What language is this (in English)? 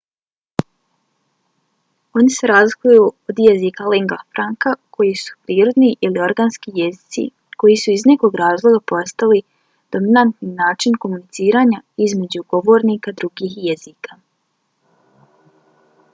Bosnian